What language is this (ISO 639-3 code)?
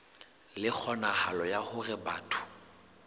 sot